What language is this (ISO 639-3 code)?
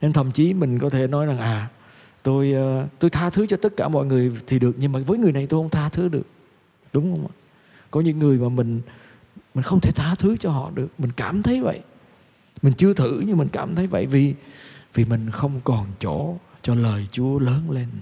vie